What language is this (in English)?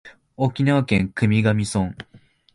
Japanese